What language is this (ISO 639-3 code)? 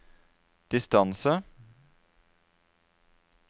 nor